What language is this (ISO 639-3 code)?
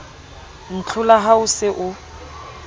sot